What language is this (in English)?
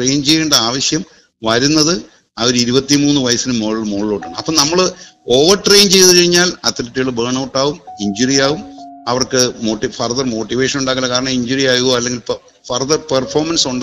Malayalam